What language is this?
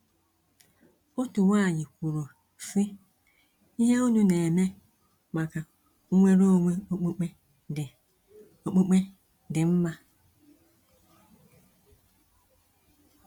Igbo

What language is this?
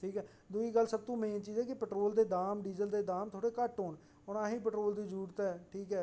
Dogri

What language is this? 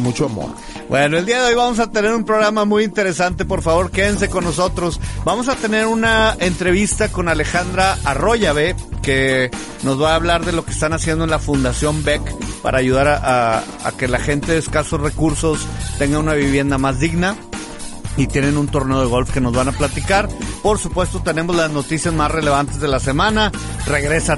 Spanish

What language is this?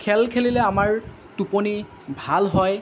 Assamese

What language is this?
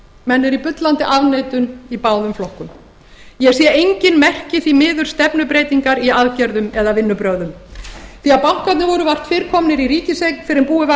Icelandic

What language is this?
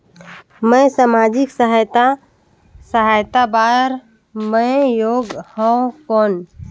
Chhattisgarhi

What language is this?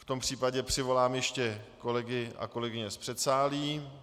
Czech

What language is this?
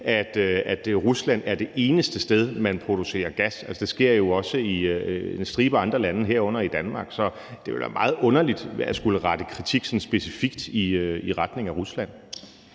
Danish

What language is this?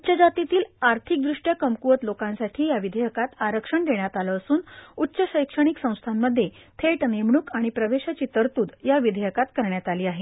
Marathi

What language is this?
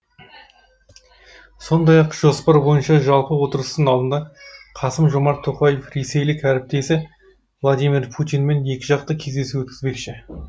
Kazakh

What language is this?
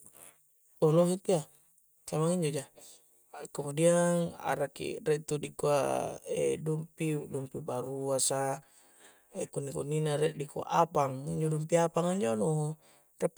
Coastal Konjo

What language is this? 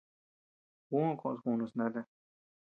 Tepeuxila Cuicatec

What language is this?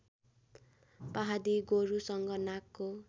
Nepali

